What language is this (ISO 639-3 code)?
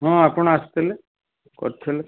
ori